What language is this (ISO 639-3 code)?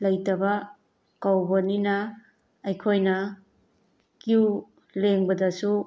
mni